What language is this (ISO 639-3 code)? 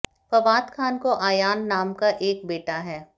hin